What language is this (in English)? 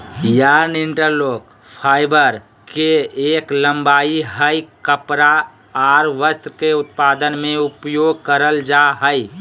Magahi